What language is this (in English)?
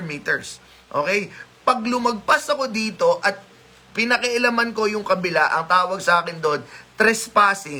Filipino